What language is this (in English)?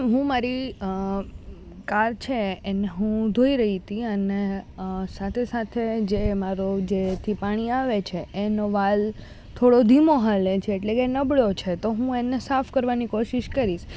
Gujarati